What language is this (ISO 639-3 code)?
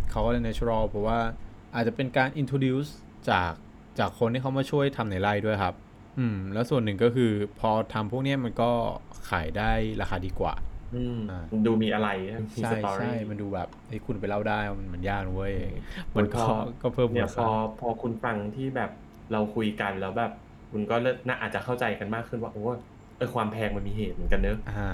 tha